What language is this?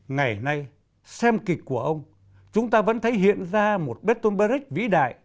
Vietnamese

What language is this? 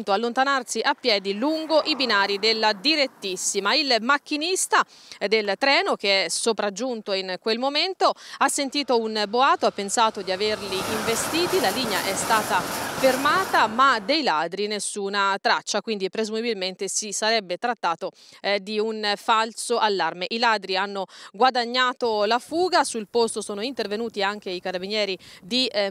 Italian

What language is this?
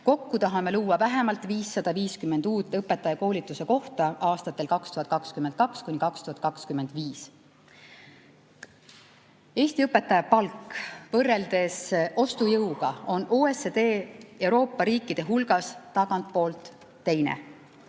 Estonian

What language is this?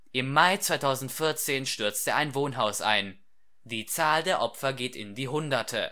German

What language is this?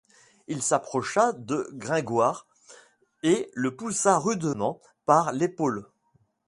French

